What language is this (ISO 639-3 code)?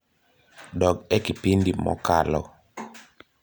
luo